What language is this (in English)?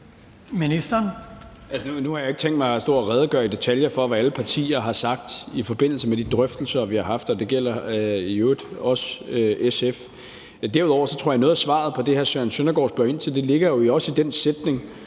Danish